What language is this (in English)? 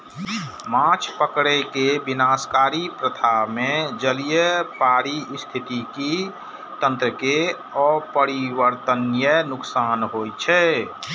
Maithili